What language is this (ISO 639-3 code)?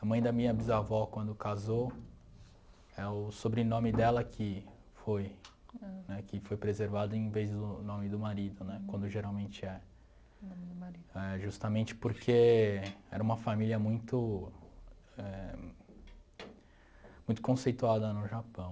por